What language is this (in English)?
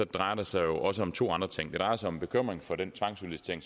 Danish